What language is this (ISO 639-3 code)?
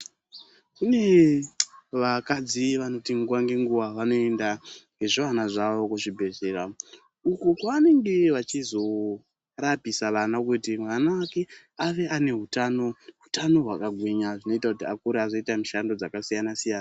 ndc